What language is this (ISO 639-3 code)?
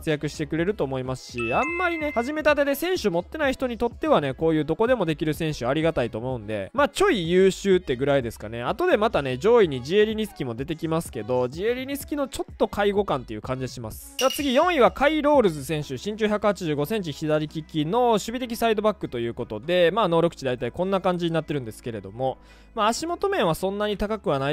jpn